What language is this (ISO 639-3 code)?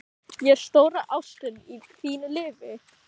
isl